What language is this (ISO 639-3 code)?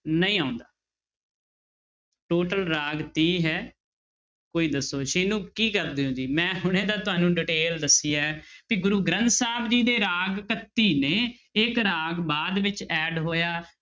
pan